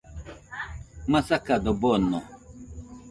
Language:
Nüpode Huitoto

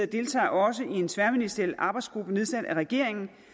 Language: Danish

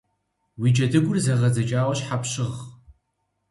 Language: Kabardian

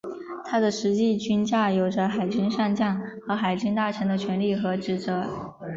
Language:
Chinese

